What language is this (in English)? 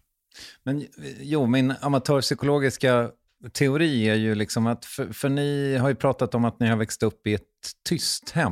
Swedish